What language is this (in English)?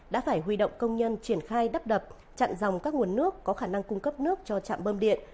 Vietnamese